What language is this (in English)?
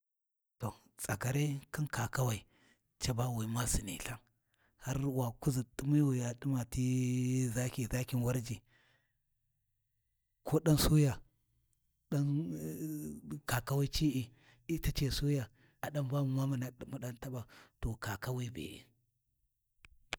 Warji